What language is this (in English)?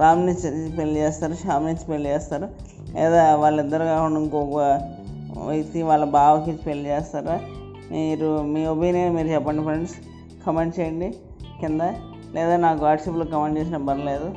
Telugu